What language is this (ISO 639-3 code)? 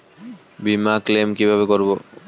ben